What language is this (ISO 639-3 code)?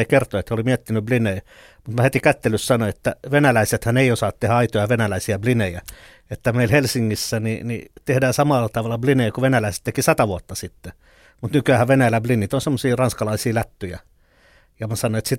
fin